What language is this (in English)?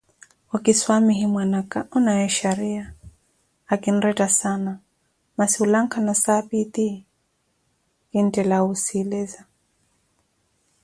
Koti